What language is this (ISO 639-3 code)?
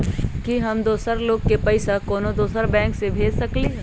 mag